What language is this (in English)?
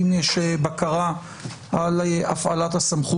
Hebrew